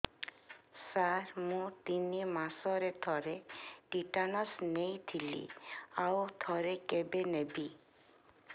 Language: Odia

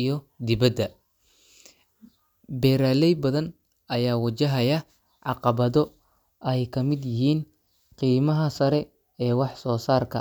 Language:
Somali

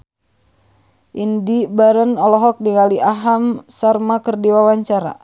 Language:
Sundanese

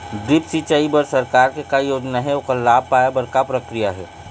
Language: Chhattisgarhi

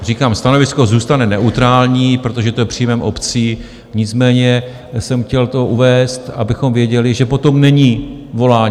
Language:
Czech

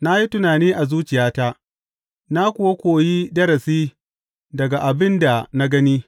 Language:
Hausa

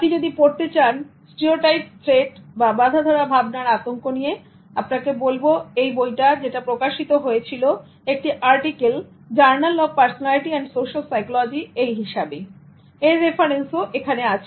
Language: Bangla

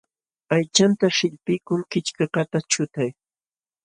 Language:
Jauja Wanca Quechua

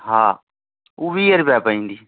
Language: Sindhi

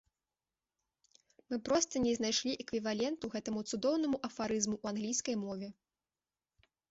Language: Belarusian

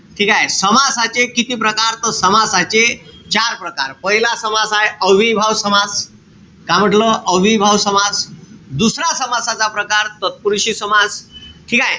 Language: Marathi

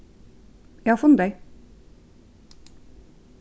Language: Faroese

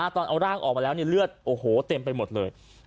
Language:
Thai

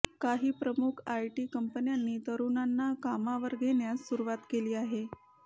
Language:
Marathi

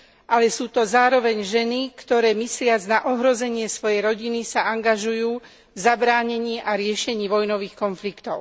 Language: Slovak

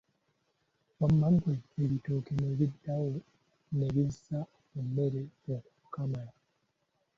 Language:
Ganda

